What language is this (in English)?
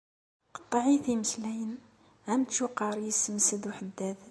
Kabyle